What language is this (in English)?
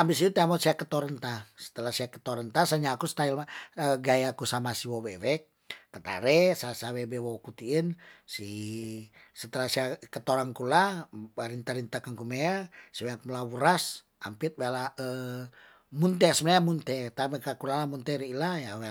Tondano